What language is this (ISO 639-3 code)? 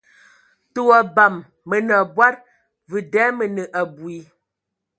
ewo